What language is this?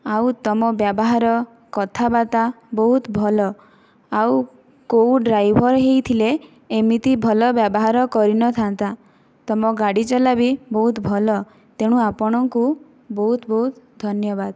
Odia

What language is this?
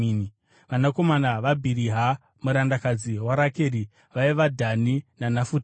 Shona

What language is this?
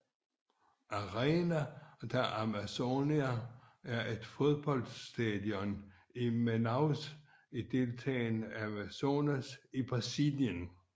Danish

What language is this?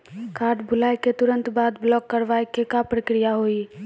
Maithili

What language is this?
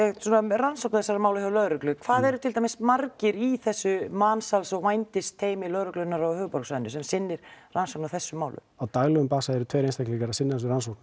Icelandic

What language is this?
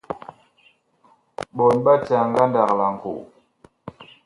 Bakoko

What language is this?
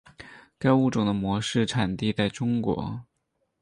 Chinese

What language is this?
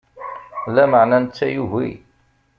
Kabyle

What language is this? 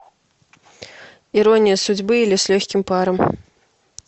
Russian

